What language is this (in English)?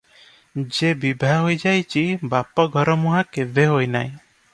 Odia